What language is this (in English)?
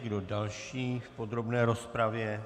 Czech